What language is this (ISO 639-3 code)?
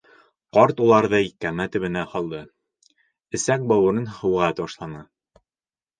bak